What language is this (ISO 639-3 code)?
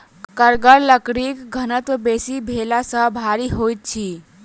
mai